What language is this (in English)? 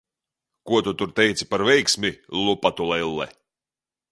Latvian